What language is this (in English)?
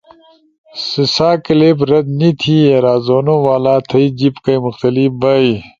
Ushojo